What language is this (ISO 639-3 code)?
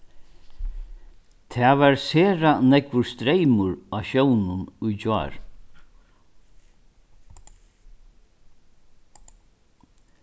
fao